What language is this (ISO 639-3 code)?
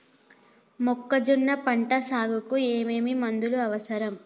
tel